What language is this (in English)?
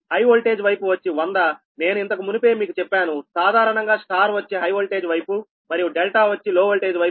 Telugu